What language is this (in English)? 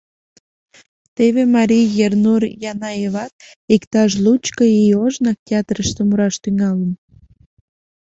Mari